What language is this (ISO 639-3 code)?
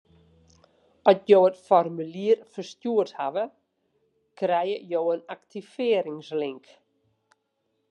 fry